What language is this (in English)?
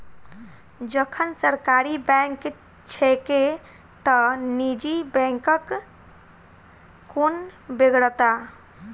Maithili